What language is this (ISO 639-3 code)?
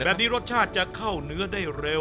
tha